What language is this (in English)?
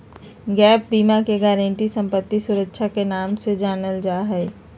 Magahi